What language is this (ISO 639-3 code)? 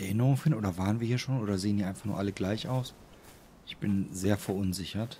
deu